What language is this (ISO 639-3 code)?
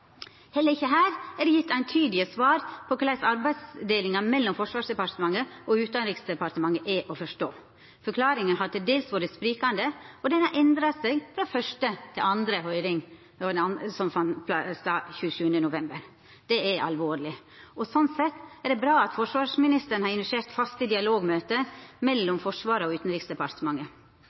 nno